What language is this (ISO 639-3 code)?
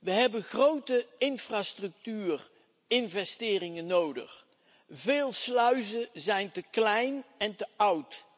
nld